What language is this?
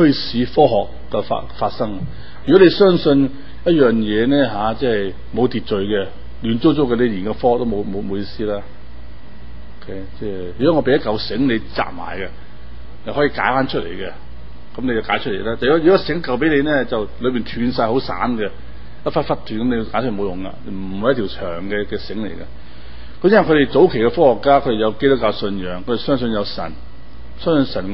Chinese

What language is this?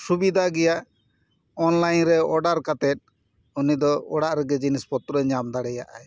Santali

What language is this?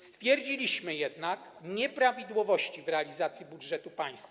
Polish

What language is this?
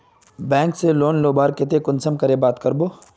Magahi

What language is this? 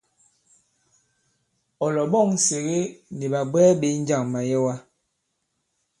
Bankon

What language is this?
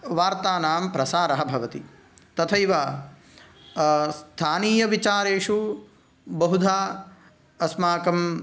Sanskrit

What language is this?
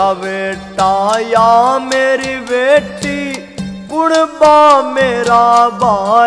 Hindi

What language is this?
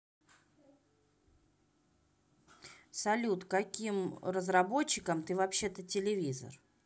Russian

